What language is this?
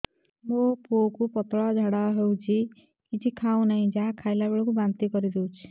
Odia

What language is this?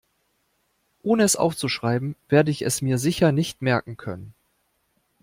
German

